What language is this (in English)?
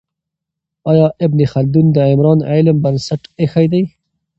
Pashto